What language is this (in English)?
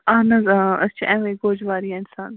Kashmiri